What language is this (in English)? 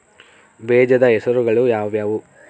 Kannada